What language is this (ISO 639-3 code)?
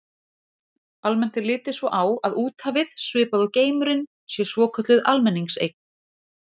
isl